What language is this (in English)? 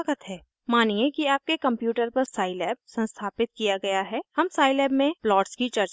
Hindi